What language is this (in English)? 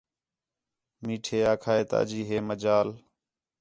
Khetrani